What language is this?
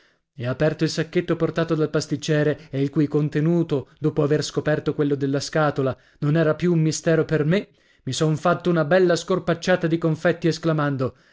Italian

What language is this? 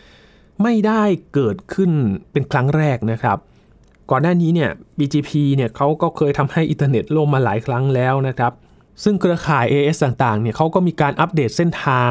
Thai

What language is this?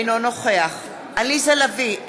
Hebrew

